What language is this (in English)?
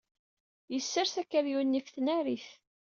Kabyle